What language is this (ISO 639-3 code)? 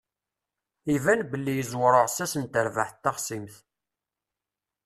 kab